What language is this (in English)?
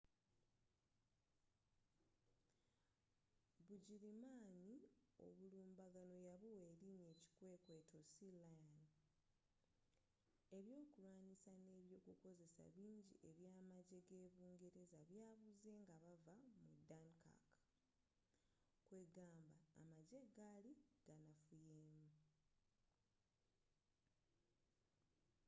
Ganda